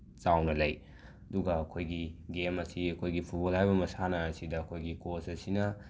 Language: Manipuri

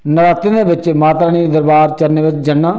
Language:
Dogri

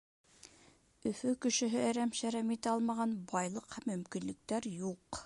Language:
Bashkir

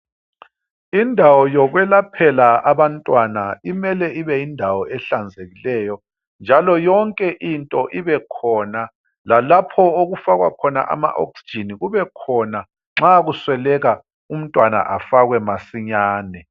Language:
North Ndebele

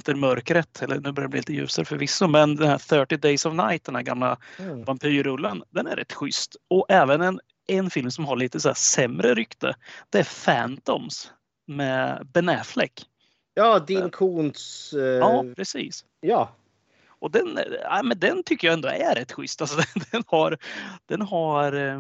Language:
Swedish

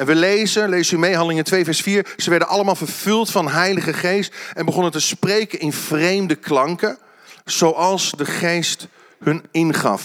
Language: Dutch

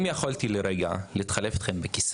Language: Hebrew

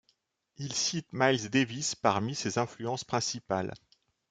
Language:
French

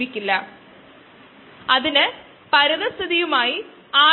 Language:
Malayalam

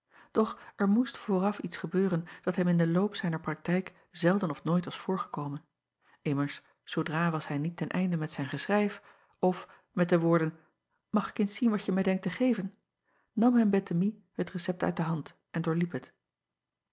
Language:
Dutch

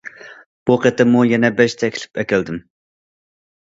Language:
Uyghur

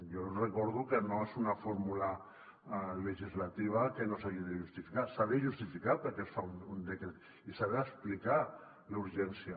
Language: Catalan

